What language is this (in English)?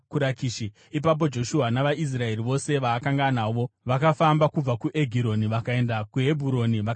Shona